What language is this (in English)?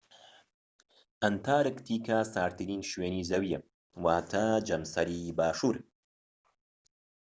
Central Kurdish